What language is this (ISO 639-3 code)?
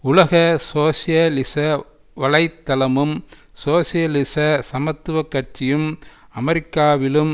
tam